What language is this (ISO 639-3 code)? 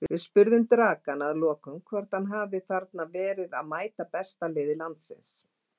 isl